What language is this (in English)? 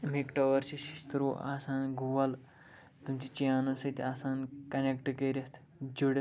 Kashmiri